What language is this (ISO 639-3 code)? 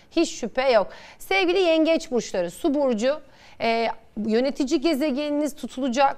tur